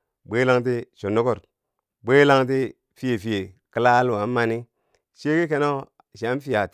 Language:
Bangwinji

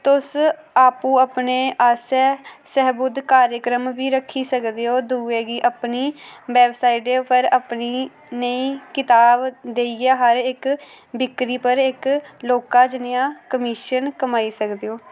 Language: Dogri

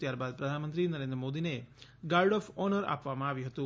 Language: Gujarati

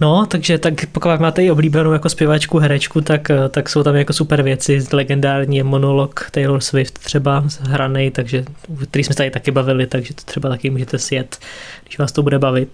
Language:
Czech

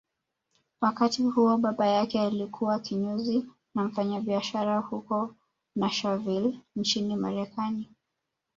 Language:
Swahili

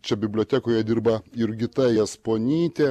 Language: Lithuanian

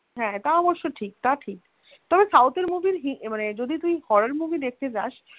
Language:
Bangla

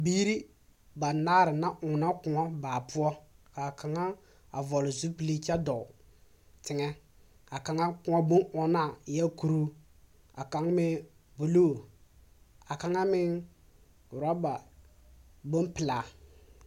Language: Southern Dagaare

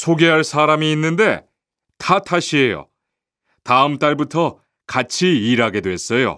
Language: Korean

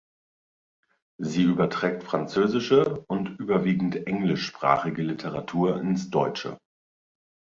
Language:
German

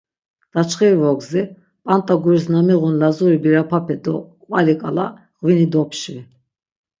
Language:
Laz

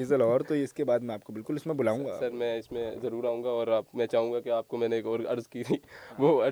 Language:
Urdu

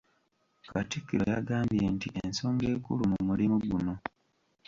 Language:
Ganda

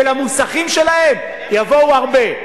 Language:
Hebrew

